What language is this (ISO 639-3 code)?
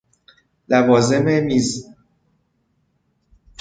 fas